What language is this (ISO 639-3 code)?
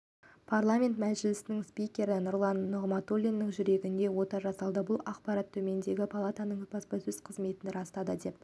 kaz